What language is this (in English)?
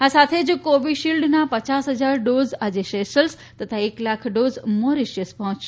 Gujarati